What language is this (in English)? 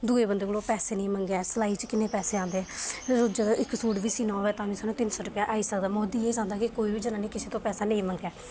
Dogri